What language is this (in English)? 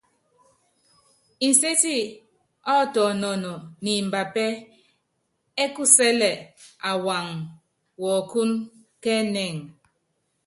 Yangben